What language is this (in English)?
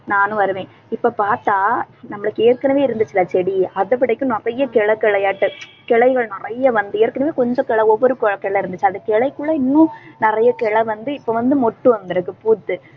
Tamil